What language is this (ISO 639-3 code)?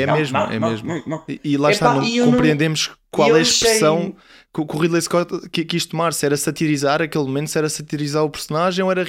por